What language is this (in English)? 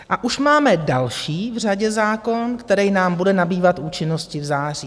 Czech